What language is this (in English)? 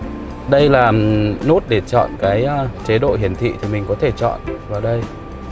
Vietnamese